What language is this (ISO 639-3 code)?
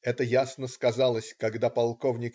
rus